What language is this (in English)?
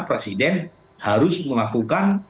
Indonesian